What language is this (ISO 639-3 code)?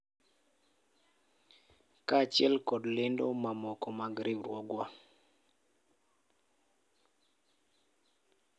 luo